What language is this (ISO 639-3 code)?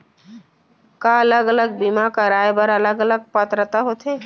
hne